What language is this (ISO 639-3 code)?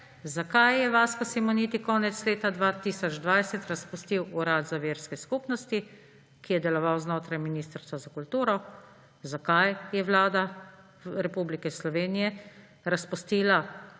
slv